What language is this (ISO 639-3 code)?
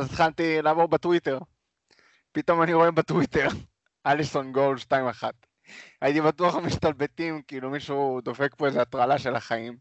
heb